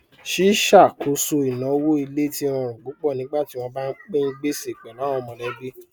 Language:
Yoruba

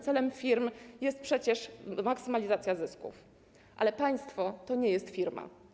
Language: Polish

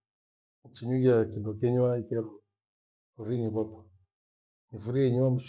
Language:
Gweno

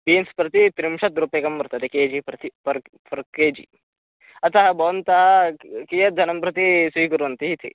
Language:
Sanskrit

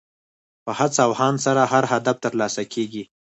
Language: Pashto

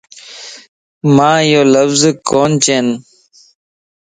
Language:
Lasi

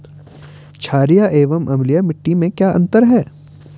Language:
Hindi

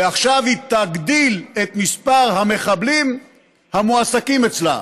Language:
Hebrew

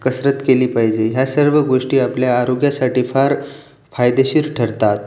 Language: Marathi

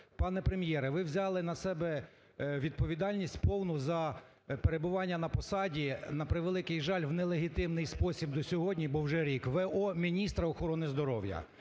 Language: Ukrainian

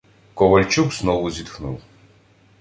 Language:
Ukrainian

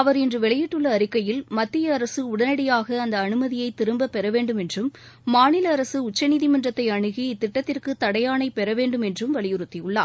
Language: Tamil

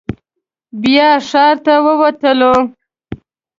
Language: Pashto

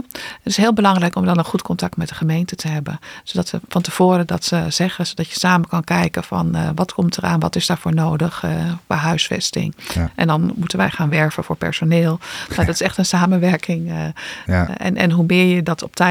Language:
Dutch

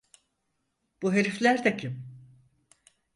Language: Turkish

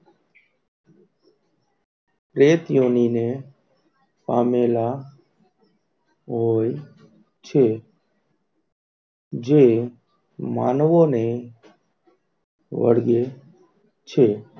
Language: Gujarati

